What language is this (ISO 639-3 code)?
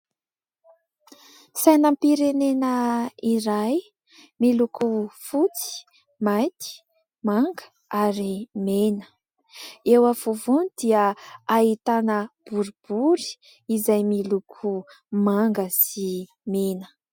mlg